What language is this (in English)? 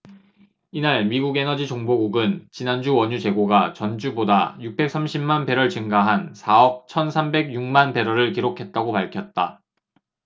Korean